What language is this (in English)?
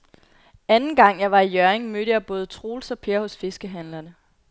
Danish